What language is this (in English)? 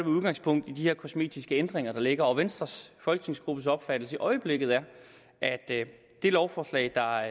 Danish